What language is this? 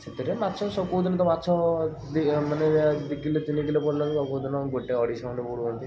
Odia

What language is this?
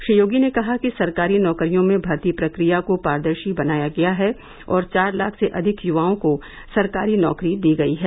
Hindi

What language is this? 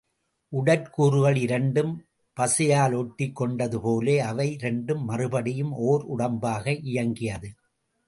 Tamil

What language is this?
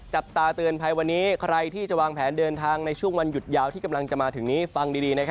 Thai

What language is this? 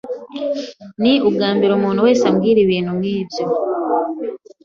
Kinyarwanda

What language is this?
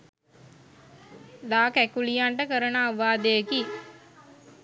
Sinhala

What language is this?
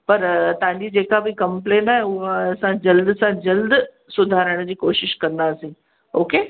Sindhi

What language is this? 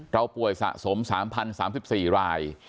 Thai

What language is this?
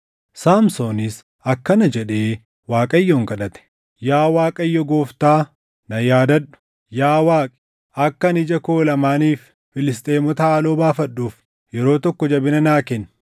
Oromo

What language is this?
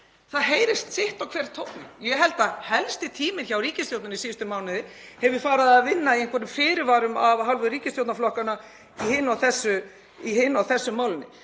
Icelandic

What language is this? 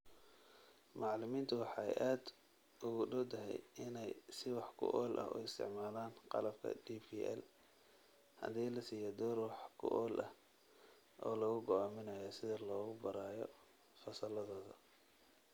Somali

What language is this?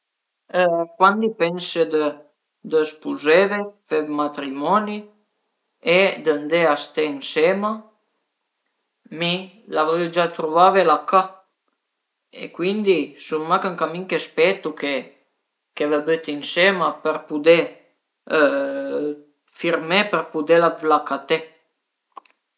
Piedmontese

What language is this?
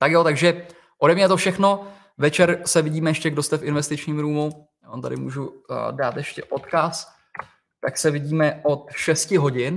Czech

